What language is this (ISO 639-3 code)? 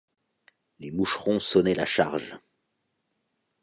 fra